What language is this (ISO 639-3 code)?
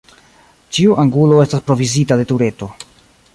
epo